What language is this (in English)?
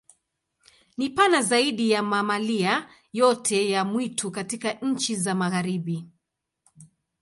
Swahili